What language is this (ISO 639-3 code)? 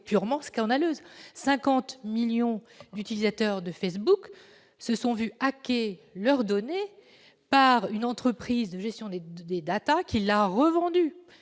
fra